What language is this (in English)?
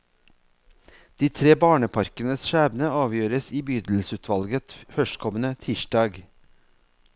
Norwegian